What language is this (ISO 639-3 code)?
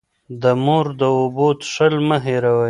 pus